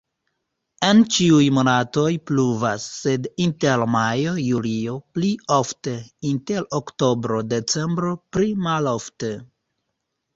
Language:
Esperanto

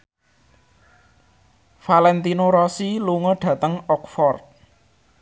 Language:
Javanese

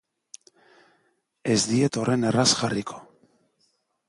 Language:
Basque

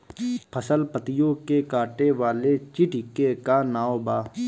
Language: Bhojpuri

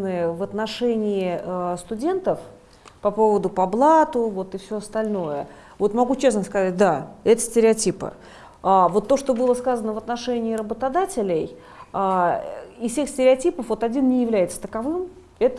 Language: Russian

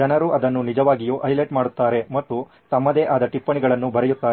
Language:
Kannada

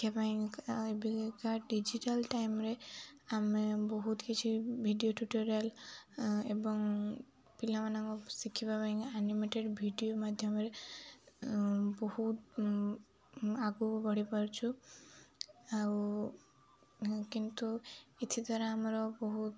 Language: Odia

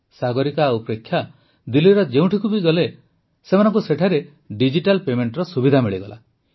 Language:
Odia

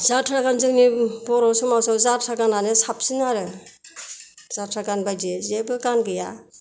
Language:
Bodo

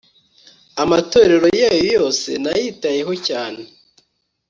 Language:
Kinyarwanda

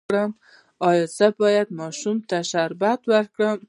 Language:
Pashto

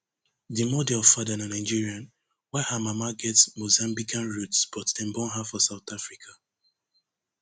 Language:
Nigerian Pidgin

